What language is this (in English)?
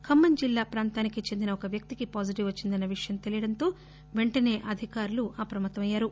Telugu